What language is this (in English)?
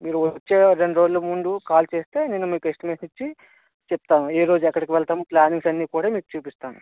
Telugu